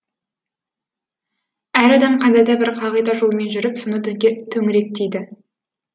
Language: Kazakh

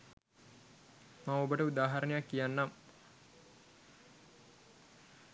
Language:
Sinhala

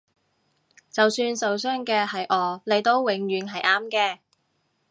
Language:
Cantonese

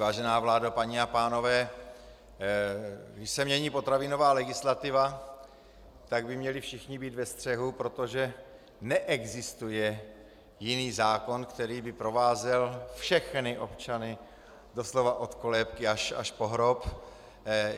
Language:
Czech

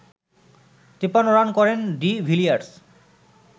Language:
Bangla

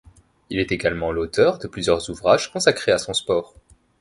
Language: French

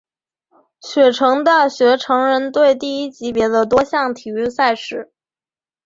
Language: Chinese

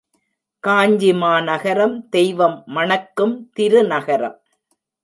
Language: Tamil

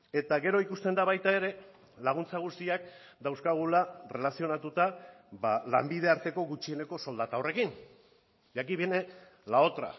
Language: Basque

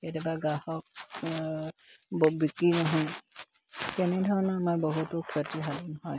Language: Assamese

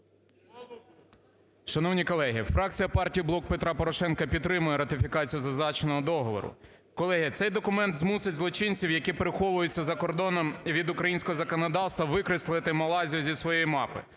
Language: Ukrainian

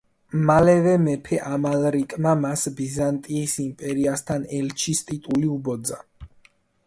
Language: Georgian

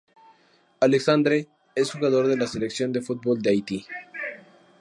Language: Spanish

